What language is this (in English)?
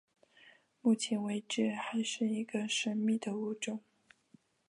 Chinese